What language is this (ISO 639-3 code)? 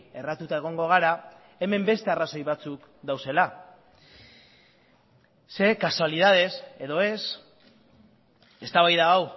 eus